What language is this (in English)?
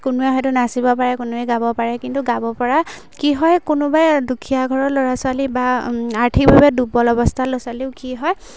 Assamese